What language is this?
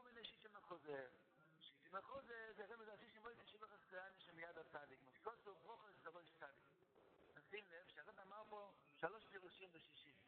Hebrew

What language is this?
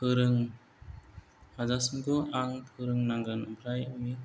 Bodo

